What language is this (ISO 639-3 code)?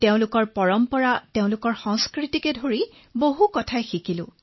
asm